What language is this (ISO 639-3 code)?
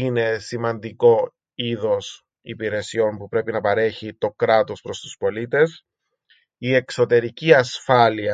ell